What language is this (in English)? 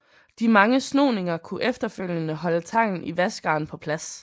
Danish